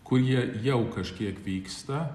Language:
Lithuanian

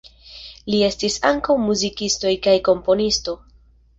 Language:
Esperanto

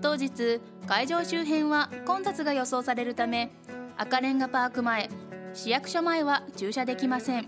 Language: Japanese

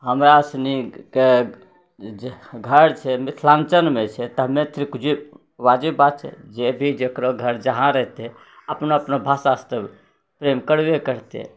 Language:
Maithili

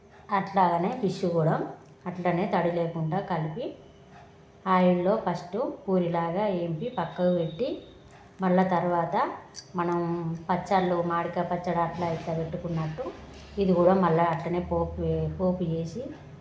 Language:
Telugu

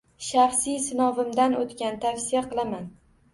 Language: Uzbek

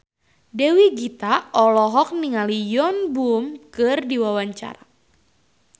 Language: Sundanese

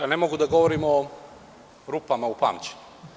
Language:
Serbian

